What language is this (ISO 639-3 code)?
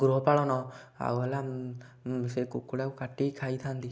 ori